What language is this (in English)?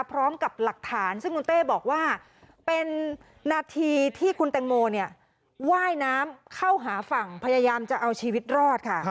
Thai